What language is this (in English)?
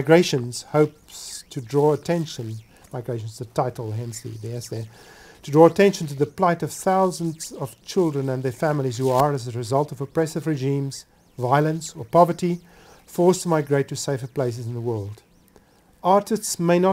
English